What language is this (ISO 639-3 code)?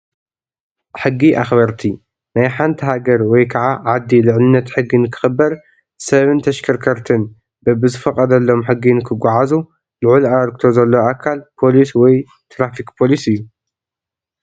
tir